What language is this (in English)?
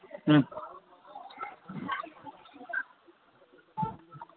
Gujarati